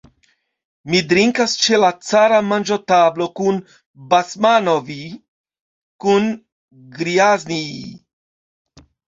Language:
Esperanto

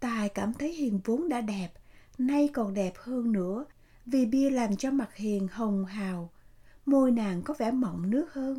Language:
Vietnamese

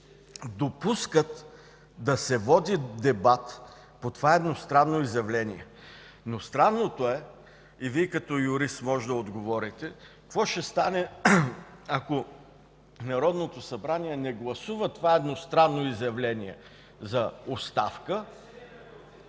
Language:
Bulgarian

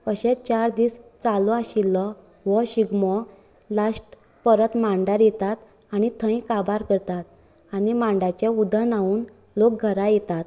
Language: Konkani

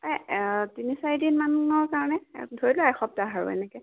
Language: Assamese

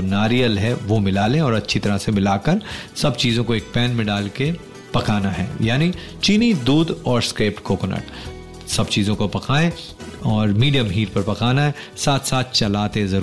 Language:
Hindi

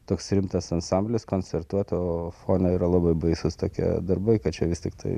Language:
Lithuanian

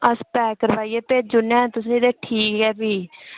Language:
Dogri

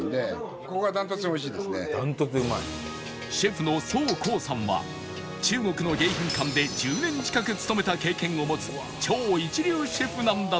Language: Japanese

